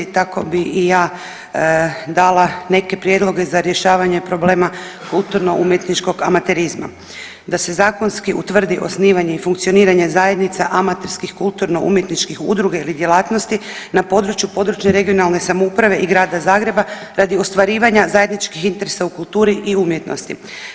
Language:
Croatian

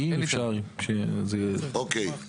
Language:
Hebrew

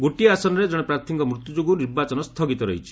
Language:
Odia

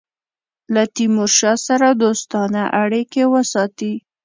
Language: Pashto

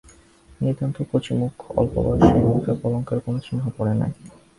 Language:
Bangla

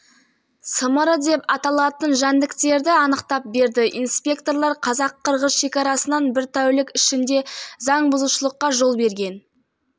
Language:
Kazakh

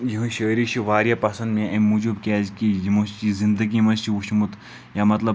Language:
Kashmiri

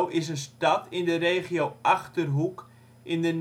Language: Dutch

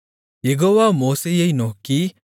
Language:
Tamil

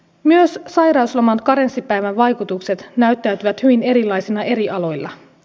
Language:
Finnish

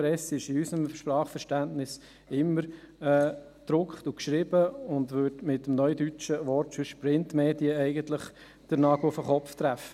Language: Swiss German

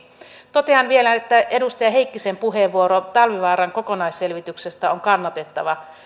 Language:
Finnish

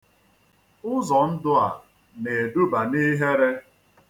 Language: Igbo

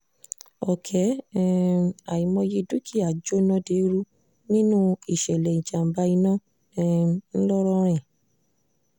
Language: Yoruba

